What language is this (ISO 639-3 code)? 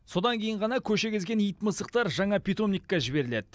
kaz